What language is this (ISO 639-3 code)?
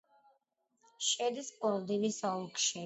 kat